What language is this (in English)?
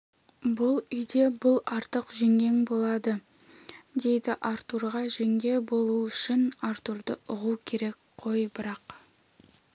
Kazakh